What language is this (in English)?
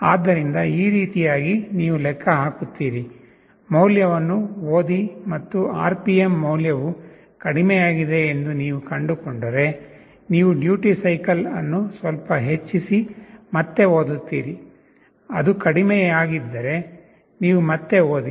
Kannada